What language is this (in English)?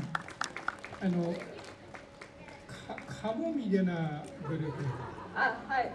Japanese